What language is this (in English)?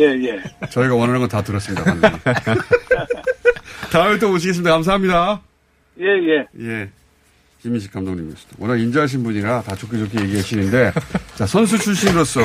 Korean